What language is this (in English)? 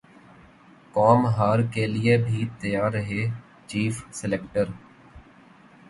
Urdu